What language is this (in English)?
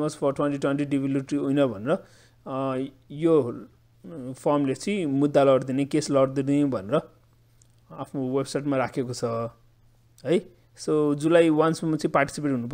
Hindi